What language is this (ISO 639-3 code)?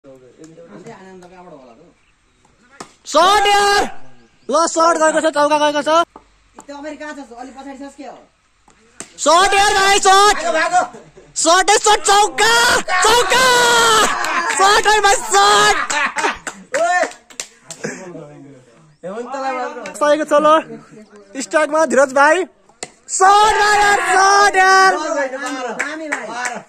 tur